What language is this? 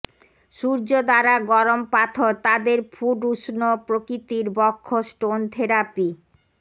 Bangla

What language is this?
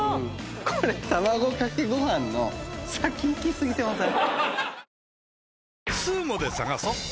Japanese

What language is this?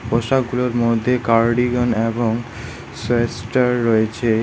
Bangla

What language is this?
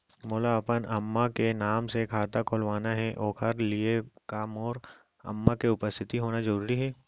Chhattisgarhi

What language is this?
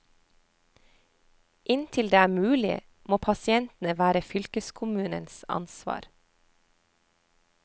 Norwegian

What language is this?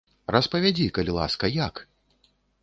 Belarusian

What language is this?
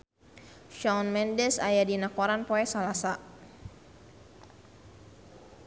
Sundanese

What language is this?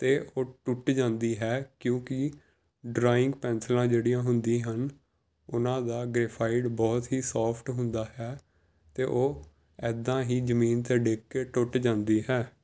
Punjabi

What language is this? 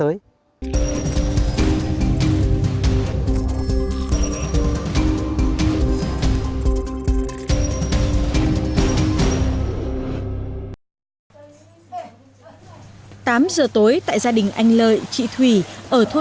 Vietnamese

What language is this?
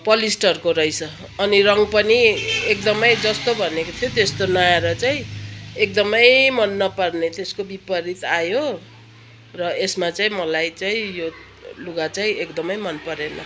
Nepali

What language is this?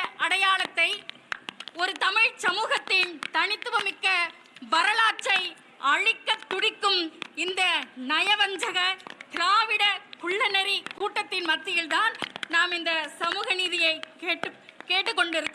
Tamil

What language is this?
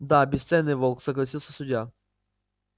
Russian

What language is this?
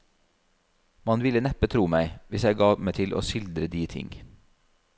Norwegian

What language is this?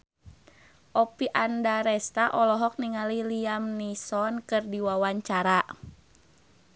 Sundanese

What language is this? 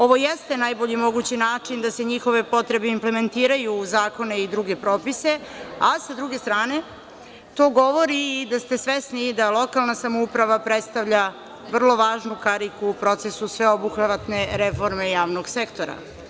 Serbian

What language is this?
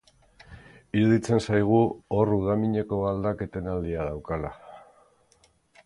Basque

